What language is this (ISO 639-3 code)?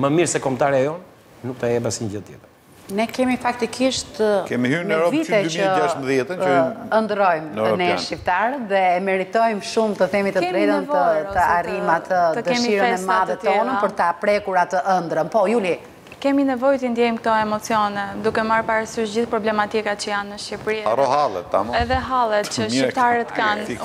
ron